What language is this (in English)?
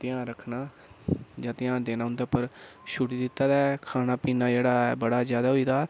Dogri